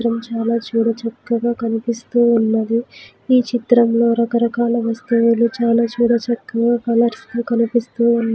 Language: Telugu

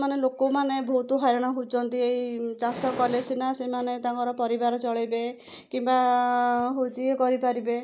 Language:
Odia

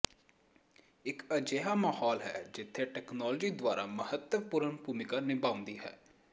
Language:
Punjabi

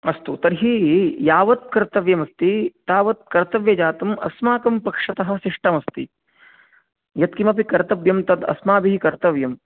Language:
Sanskrit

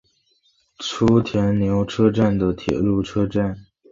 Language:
Chinese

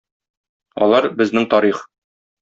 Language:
Tatar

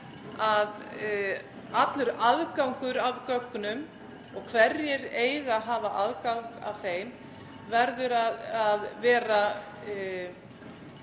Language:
Icelandic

